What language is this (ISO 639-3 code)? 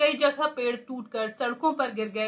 hin